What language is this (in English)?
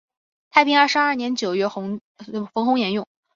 Chinese